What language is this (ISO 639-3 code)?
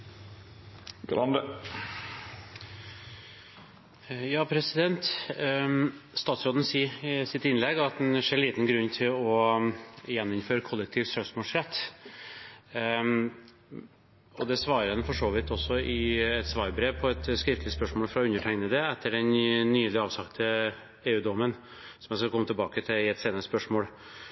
nor